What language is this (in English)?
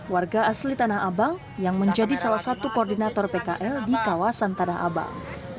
Indonesian